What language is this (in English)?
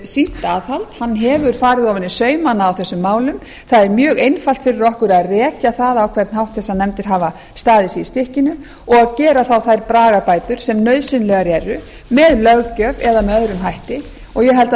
Icelandic